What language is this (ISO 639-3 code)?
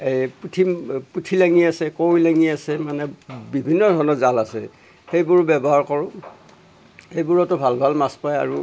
asm